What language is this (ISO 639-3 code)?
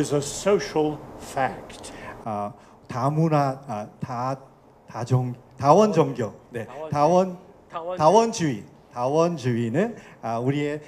kor